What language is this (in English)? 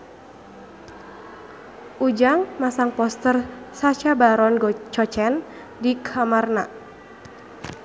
Sundanese